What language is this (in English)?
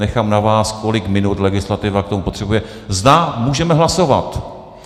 Czech